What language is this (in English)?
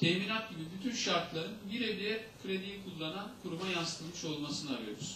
Turkish